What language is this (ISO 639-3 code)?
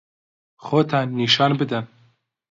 ckb